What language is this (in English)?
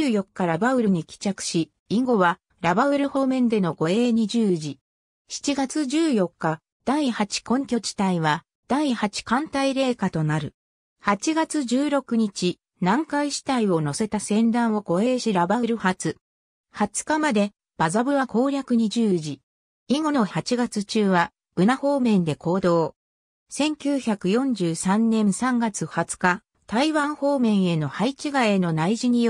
Japanese